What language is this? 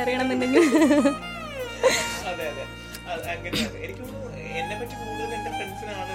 Malayalam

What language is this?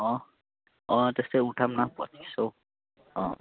Nepali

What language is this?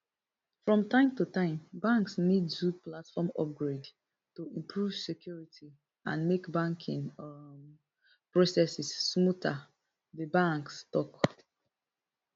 Nigerian Pidgin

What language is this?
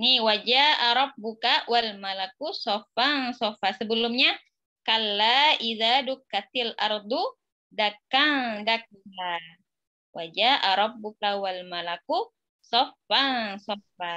Indonesian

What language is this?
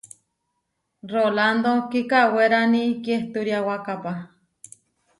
Huarijio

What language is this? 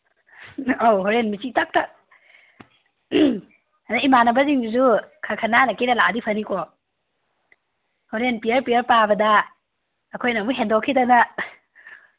Manipuri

